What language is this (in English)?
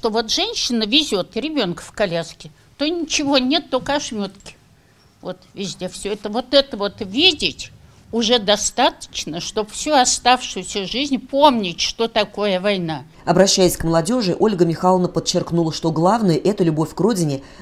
Russian